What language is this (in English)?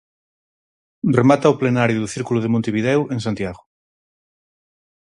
Galician